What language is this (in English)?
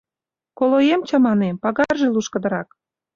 Mari